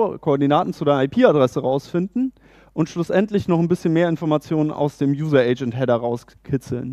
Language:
German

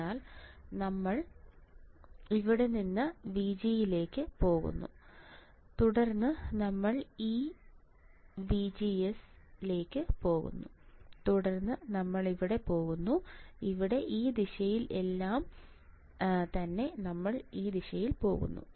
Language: Malayalam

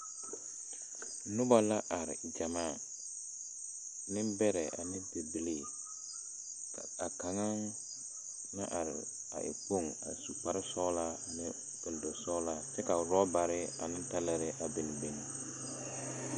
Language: Southern Dagaare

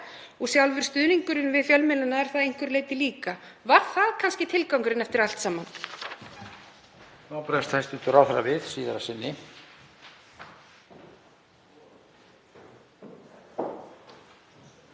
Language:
Icelandic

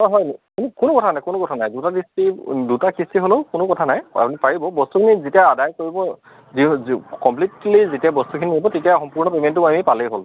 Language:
Assamese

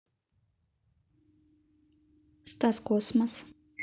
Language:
Russian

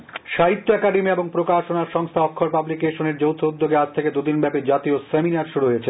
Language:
Bangla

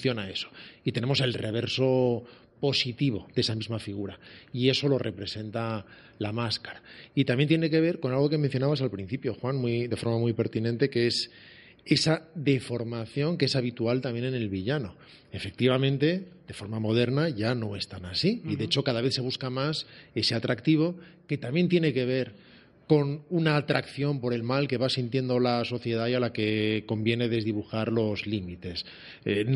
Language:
Spanish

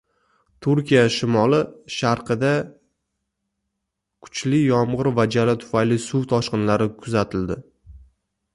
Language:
Uzbek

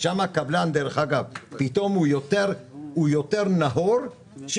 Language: Hebrew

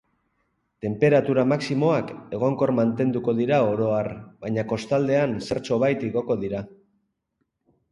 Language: Basque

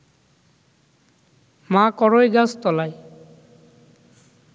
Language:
Bangla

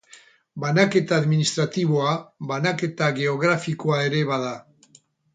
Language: Basque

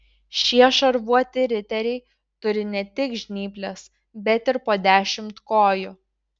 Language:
Lithuanian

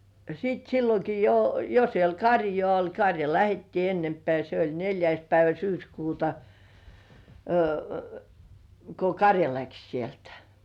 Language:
Finnish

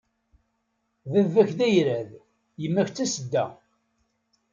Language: Kabyle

